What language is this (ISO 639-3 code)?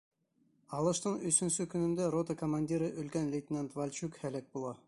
bak